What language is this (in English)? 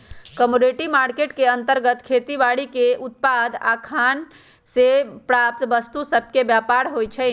Magahi